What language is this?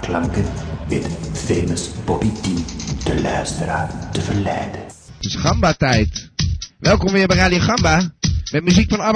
Dutch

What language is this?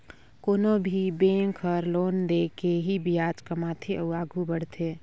Chhattisgarhi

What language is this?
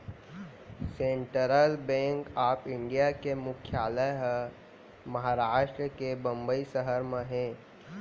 Chhattisgarhi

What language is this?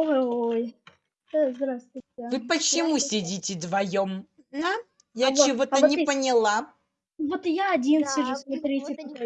Russian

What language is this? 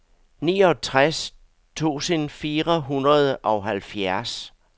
Danish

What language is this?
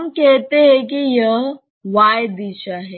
Hindi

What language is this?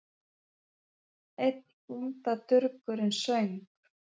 Icelandic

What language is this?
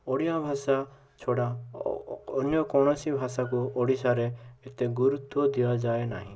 Odia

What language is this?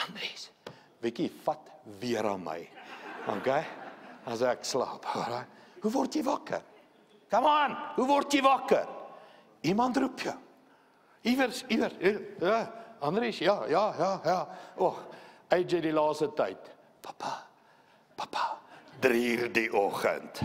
Dutch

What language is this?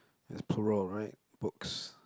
English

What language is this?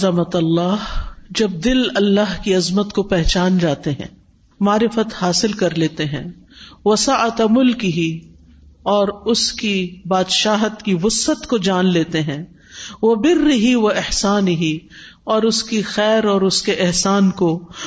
Urdu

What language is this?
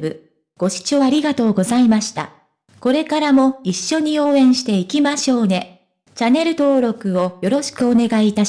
Japanese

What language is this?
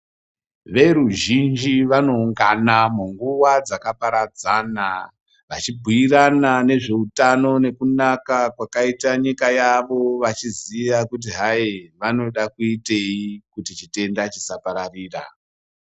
Ndau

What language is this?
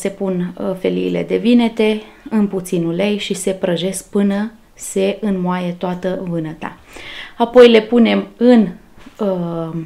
Romanian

